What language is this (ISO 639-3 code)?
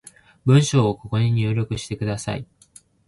jpn